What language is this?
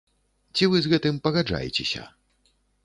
Belarusian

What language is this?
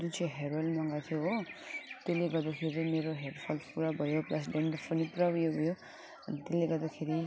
Nepali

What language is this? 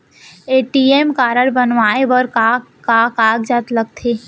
Chhattisgarhi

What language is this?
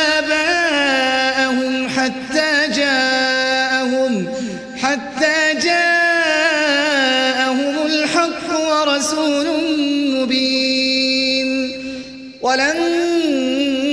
Arabic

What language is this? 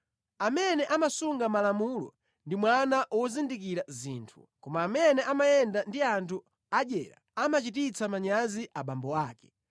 Nyanja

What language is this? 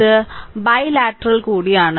Malayalam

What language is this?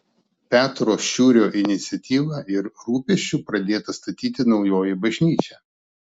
Lithuanian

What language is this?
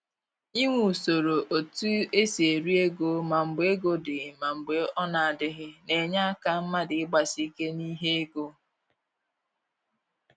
Igbo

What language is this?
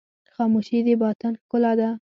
Pashto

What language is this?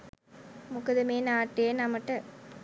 Sinhala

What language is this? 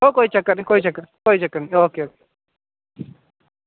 Dogri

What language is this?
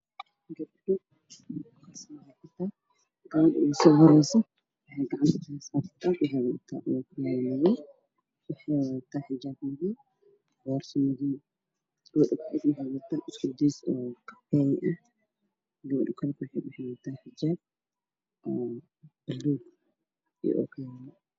Somali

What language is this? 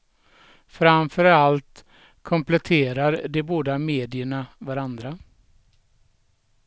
Swedish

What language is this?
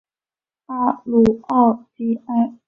Chinese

